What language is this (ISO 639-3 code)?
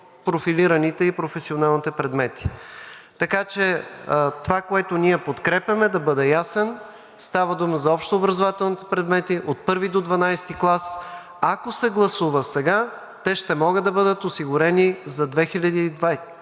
bul